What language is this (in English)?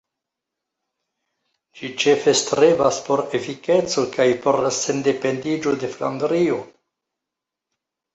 Esperanto